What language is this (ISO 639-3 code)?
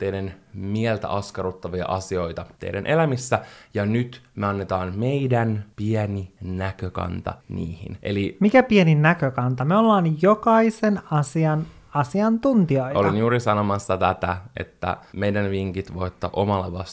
fin